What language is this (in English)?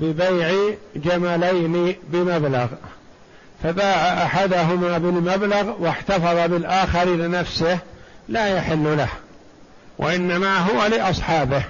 Arabic